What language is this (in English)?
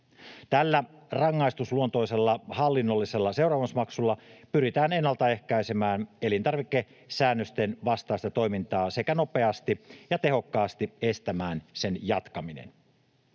Finnish